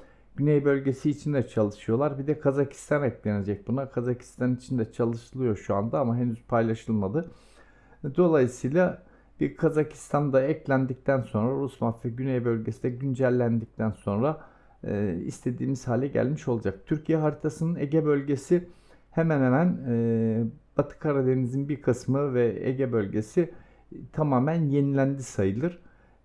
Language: Turkish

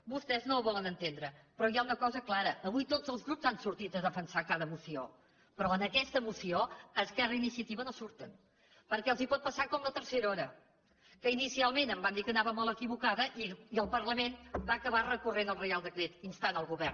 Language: Catalan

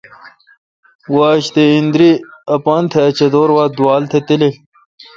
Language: Kalkoti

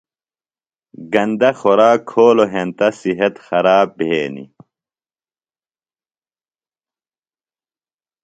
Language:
Phalura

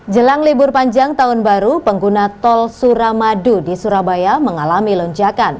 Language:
Indonesian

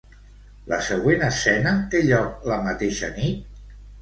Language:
Catalan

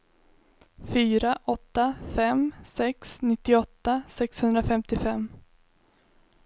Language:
Swedish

